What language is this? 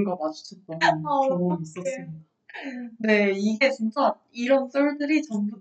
Korean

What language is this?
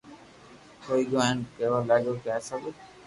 Loarki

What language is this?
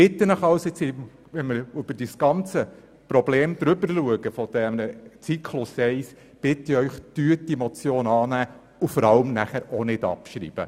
Swiss German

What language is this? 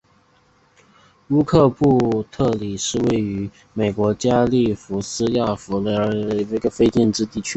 Chinese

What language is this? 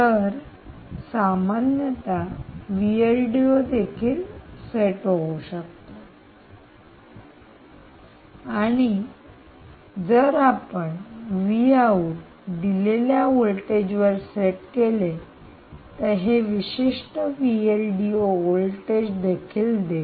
Marathi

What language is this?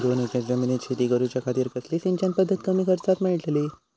Marathi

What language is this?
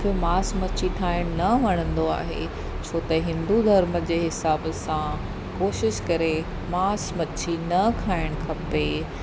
Sindhi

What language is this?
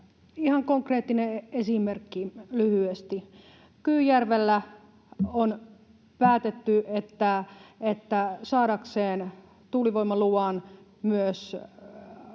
Finnish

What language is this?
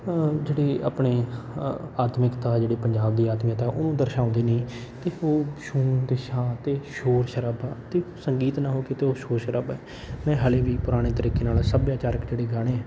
Punjabi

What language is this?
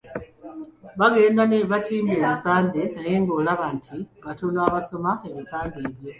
Ganda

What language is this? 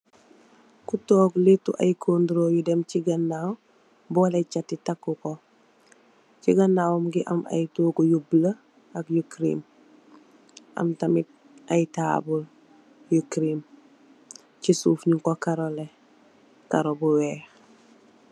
Wolof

